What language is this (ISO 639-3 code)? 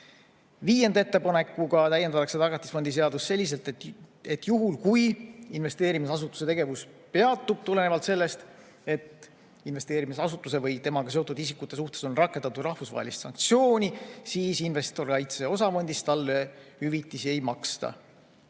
est